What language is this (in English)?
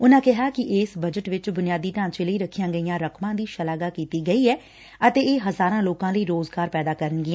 Punjabi